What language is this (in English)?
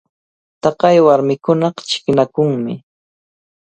Cajatambo North Lima Quechua